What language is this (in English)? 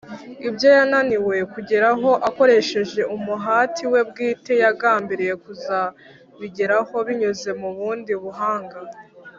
Kinyarwanda